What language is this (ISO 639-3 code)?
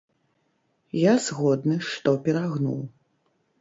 bel